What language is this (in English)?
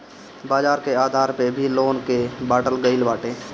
Bhojpuri